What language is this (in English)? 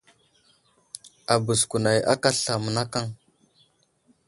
Wuzlam